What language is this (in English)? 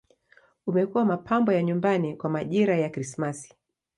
Swahili